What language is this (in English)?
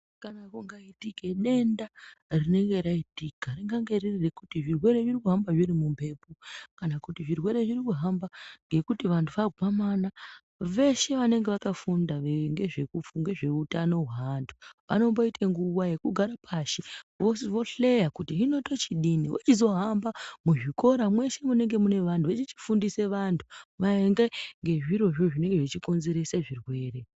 Ndau